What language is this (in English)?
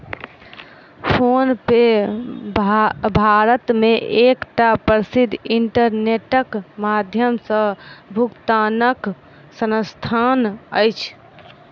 Maithili